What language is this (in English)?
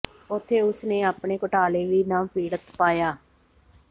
Punjabi